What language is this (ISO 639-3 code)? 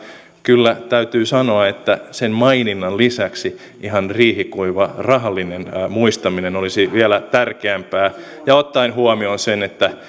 fin